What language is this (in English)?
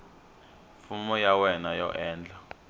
Tsonga